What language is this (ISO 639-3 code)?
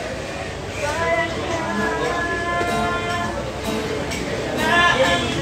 ind